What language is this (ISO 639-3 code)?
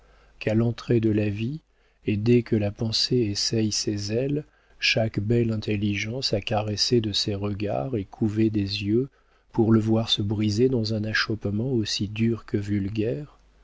fra